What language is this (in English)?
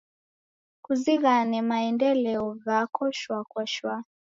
Taita